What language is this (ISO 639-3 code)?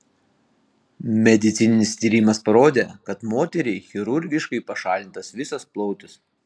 lit